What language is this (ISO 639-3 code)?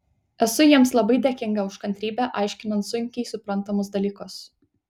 lit